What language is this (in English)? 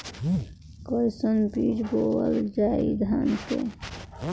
Bhojpuri